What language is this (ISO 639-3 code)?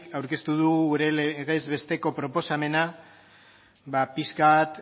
eus